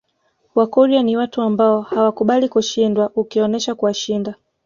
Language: Swahili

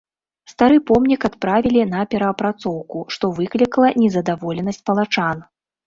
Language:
Belarusian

